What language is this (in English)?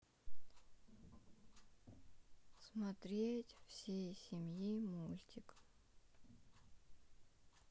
Russian